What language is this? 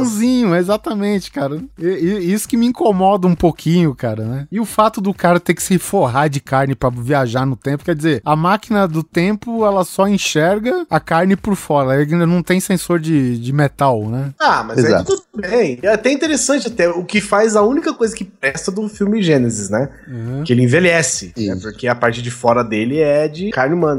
Portuguese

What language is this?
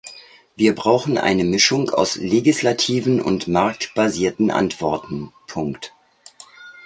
German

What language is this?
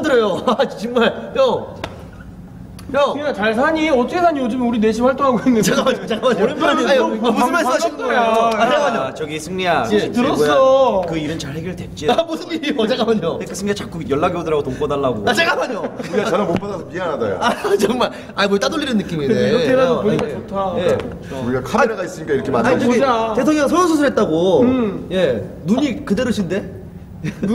Korean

